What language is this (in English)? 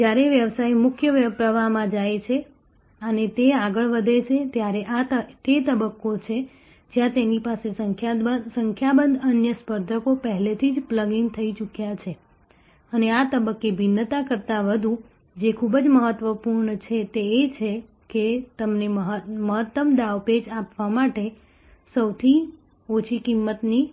Gujarati